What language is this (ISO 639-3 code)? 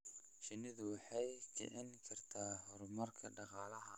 som